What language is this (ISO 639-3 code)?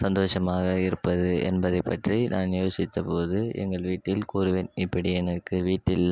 tam